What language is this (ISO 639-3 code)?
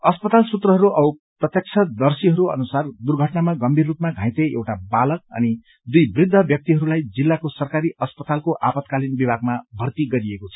nep